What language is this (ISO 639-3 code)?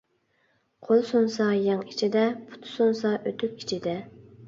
uig